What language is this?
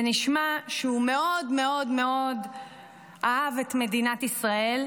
Hebrew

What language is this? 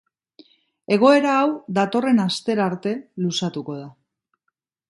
Basque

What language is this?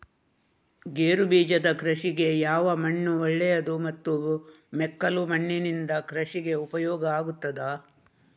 Kannada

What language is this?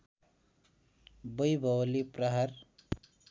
Nepali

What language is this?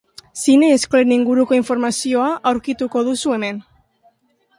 Basque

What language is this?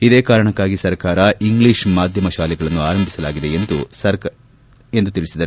Kannada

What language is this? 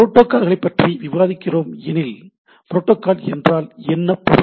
Tamil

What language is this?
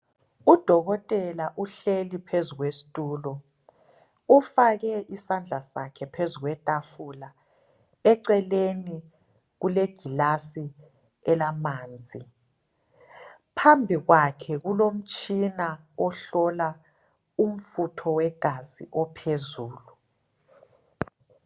North Ndebele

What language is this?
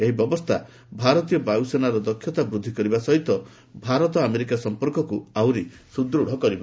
Odia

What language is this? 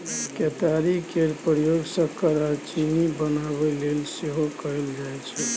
Maithili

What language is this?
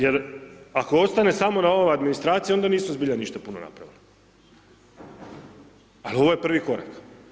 Croatian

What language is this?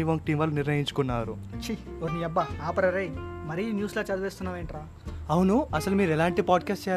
Telugu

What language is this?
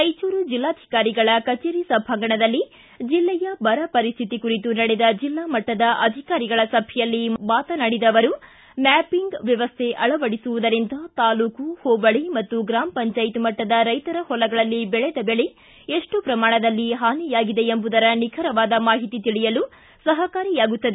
Kannada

